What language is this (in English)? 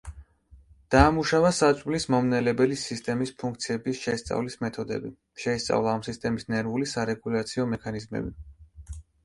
Georgian